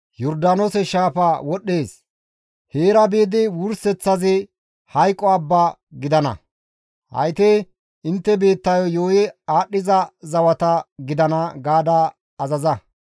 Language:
Gamo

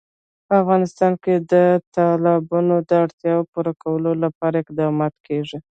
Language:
Pashto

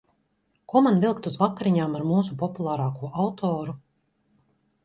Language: Latvian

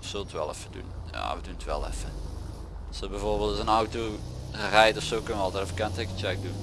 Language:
Dutch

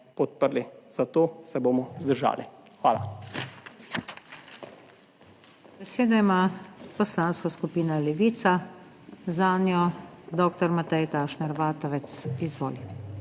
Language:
Slovenian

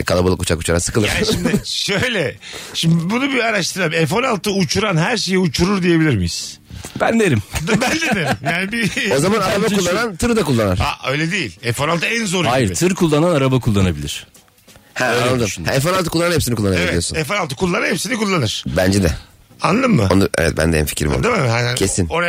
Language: Turkish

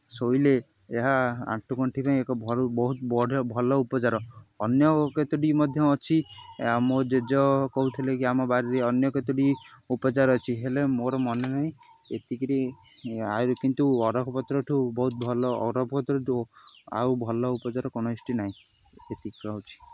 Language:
Odia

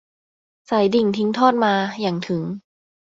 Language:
Thai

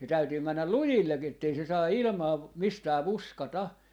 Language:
Finnish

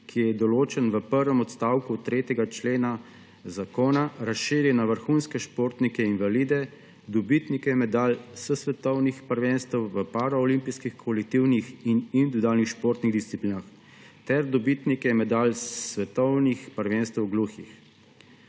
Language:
Slovenian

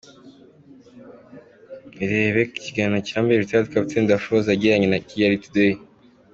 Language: Kinyarwanda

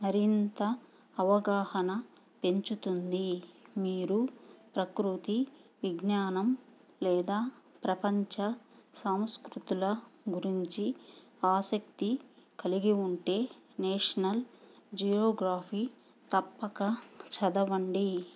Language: Telugu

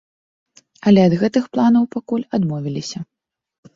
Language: Belarusian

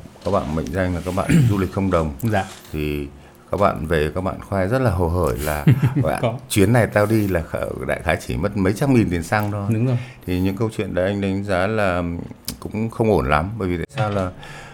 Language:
Vietnamese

